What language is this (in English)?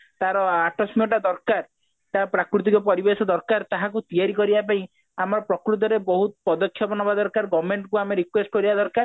Odia